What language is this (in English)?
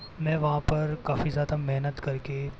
Hindi